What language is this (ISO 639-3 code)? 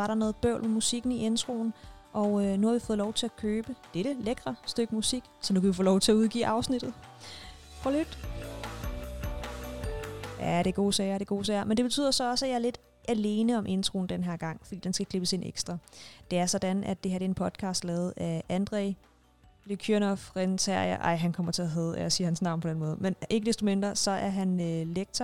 dan